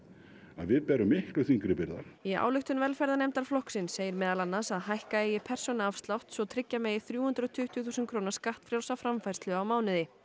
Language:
Icelandic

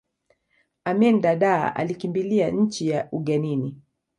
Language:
Swahili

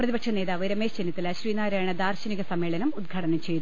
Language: Malayalam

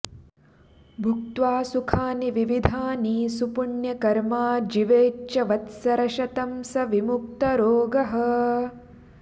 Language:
Sanskrit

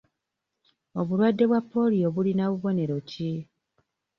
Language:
Ganda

